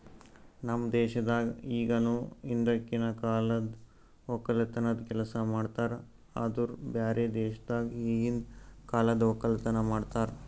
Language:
Kannada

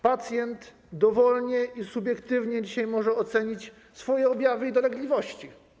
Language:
Polish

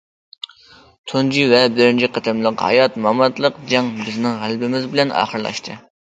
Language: Uyghur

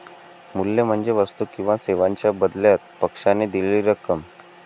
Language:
Marathi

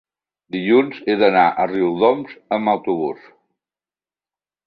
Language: Catalan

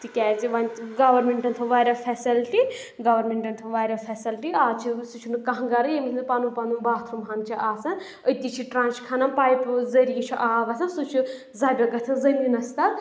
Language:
Kashmiri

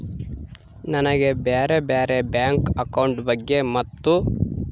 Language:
Kannada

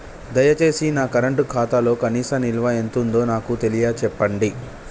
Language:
Telugu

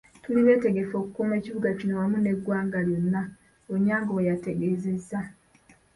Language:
Ganda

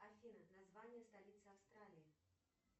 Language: Russian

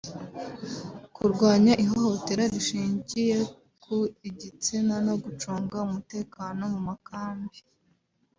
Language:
Kinyarwanda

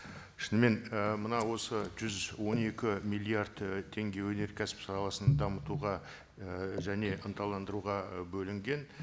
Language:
Kazakh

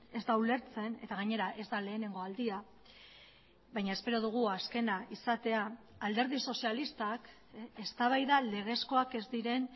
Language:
Basque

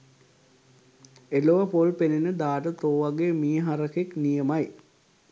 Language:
Sinhala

